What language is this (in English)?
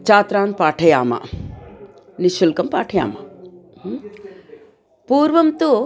Sanskrit